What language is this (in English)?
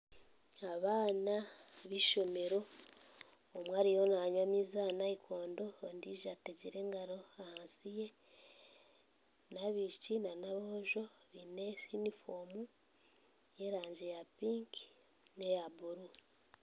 Nyankole